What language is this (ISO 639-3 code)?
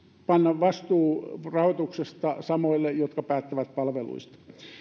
fin